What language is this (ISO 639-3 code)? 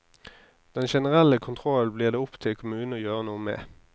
nor